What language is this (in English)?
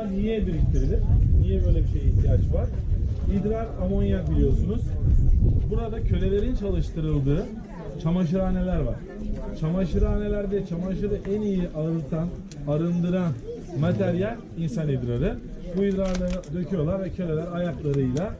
Turkish